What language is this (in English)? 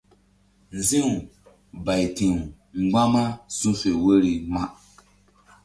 Mbum